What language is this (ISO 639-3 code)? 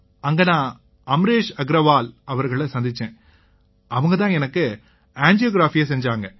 tam